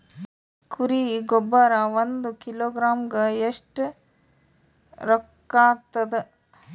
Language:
Kannada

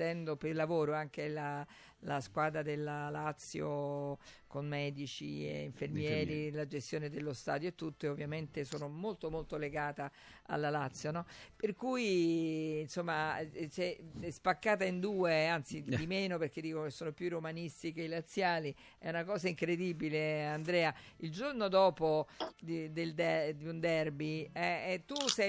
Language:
Italian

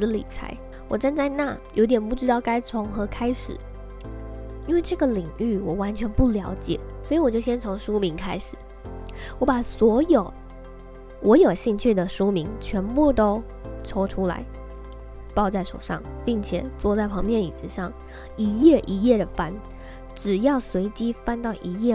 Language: Chinese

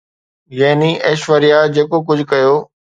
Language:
Sindhi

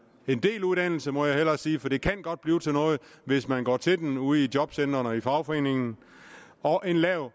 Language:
Danish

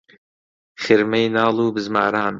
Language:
Central Kurdish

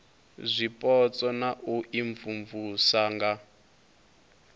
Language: Venda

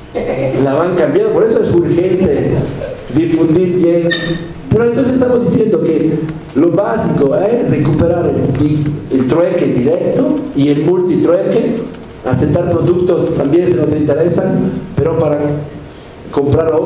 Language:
Spanish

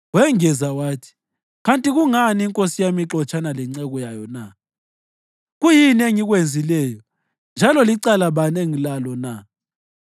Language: North Ndebele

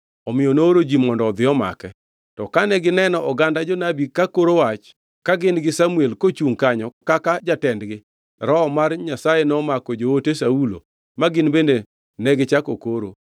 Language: Luo (Kenya and Tanzania)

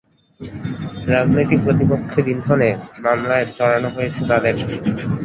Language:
Bangla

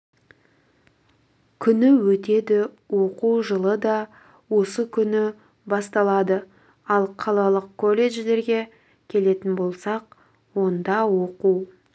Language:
Kazakh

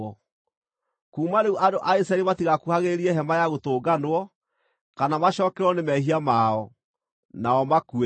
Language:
Kikuyu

